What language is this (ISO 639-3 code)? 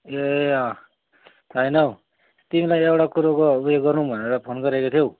nep